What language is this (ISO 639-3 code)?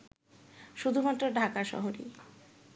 ben